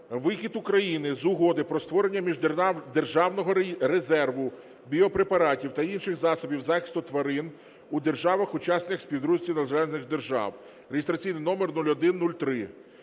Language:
Ukrainian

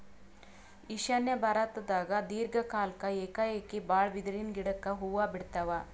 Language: Kannada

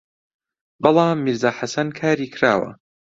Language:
Central Kurdish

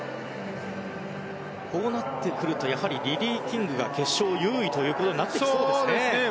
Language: Japanese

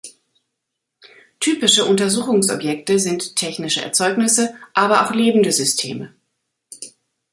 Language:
German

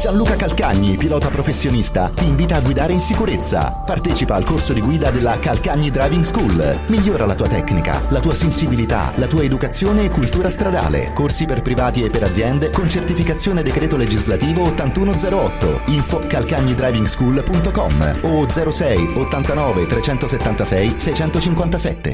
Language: Italian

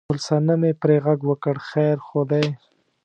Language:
Pashto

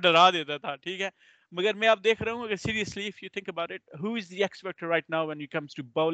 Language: Urdu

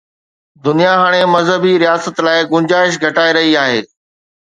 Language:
Sindhi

